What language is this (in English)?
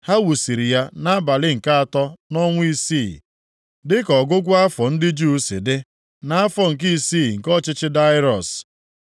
Igbo